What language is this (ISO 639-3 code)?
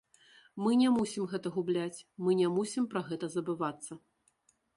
bel